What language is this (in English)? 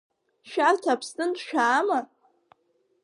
Abkhazian